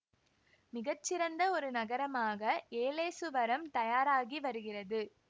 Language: Tamil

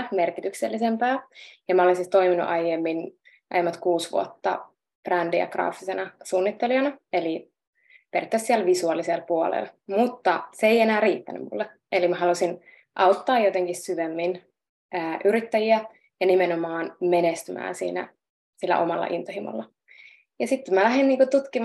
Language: Finnish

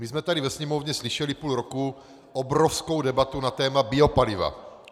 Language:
Czech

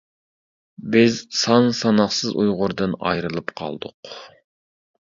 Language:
Uyghur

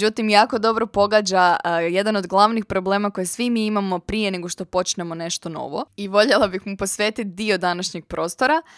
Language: Croatian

